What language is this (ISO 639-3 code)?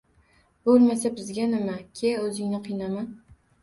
uzb